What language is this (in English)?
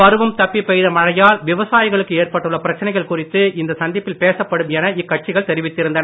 Tamil